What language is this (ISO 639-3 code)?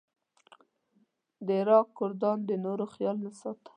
pus